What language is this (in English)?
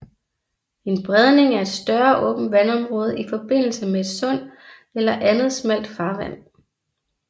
Danish